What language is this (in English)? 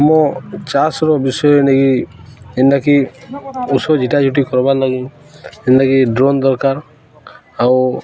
Odia